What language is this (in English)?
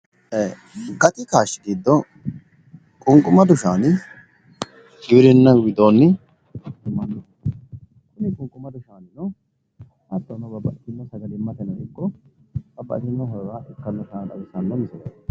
Sidamo